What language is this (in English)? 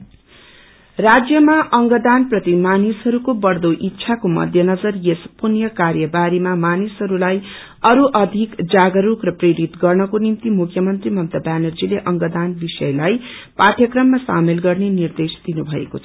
Nepali